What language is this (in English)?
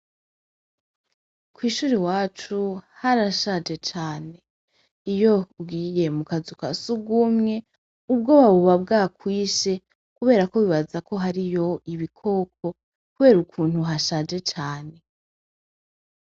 Rundi